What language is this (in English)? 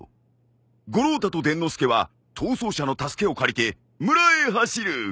Japanese